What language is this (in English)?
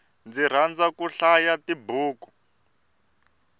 Tsonga